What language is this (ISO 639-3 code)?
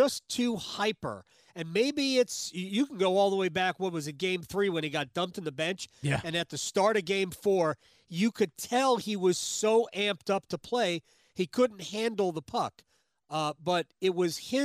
eng